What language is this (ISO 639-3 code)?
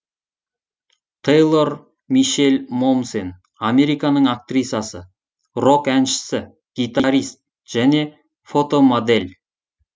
kaz